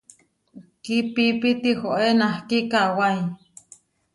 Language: Huarijio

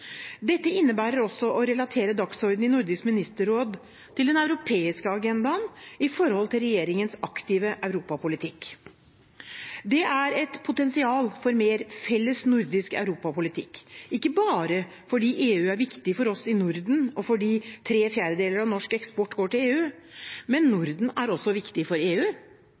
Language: Norwegian Bokmål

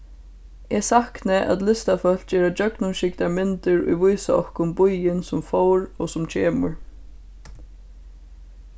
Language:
Faroese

